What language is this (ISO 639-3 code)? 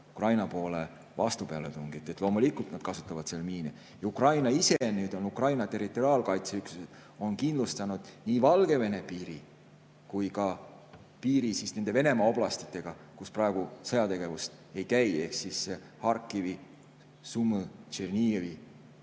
est